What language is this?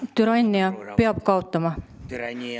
Estonian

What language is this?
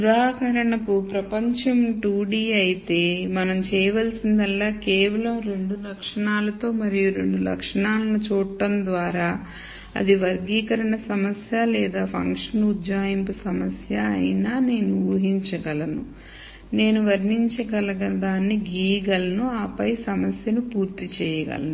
Telugu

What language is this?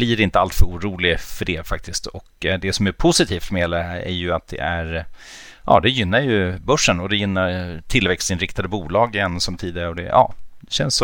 Swedish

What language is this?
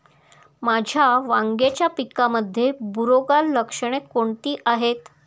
Marathi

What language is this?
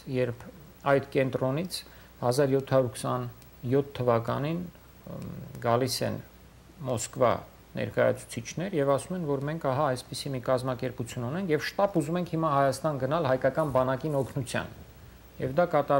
Romanian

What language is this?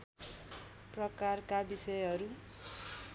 Nepali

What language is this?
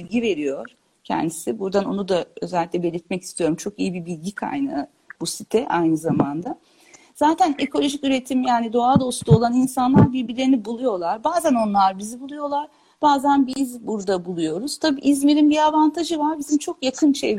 Turkish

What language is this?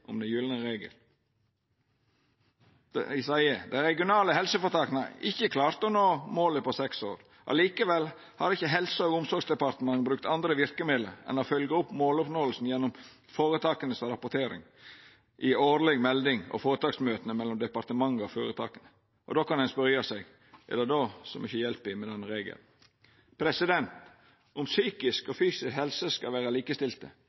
Norwegian Nynorsk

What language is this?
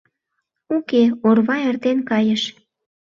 Mari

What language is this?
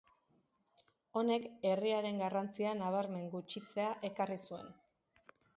Basque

